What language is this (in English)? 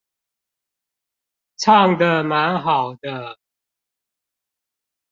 Chinese